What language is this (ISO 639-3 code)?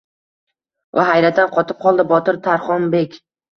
uzb